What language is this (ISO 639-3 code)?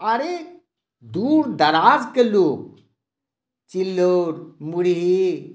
mai